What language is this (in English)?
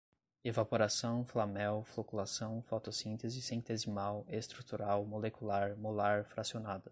Portuguese